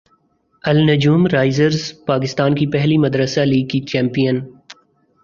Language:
Urdu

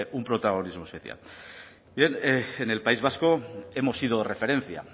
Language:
Spanish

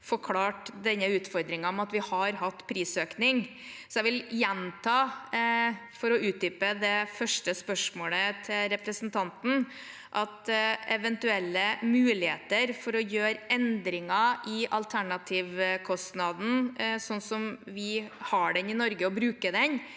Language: Norwegian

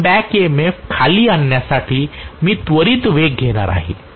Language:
Marathi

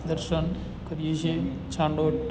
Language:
Gujarati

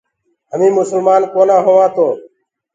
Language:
Gurgula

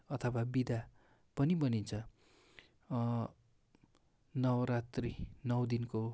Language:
Nepali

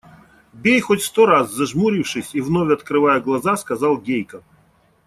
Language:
Russian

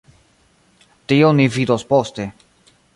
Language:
Esperanto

